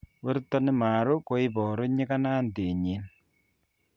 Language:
Kalenjin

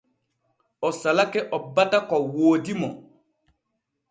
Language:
Borgu Fulfulde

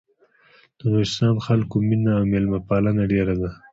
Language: Pashto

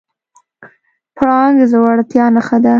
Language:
Pashto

